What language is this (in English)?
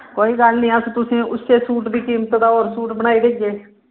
Dogri